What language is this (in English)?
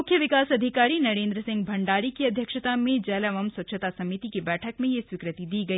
Hindi